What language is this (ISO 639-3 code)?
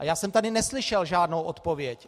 ces